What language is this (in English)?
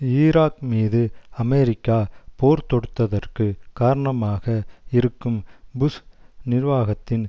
Tamil